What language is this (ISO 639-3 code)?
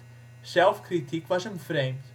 nld